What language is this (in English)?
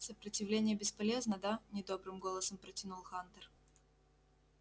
Russian